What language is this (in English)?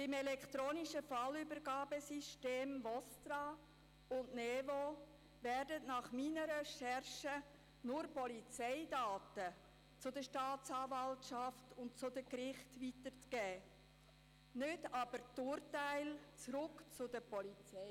Swiss German